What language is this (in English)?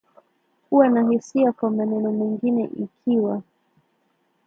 Swahili